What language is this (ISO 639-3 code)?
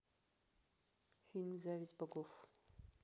rus